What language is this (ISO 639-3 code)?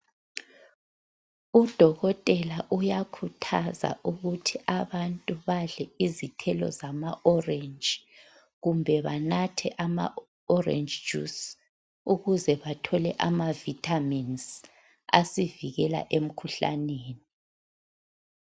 nde